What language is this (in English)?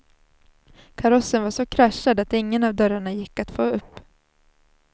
Swedish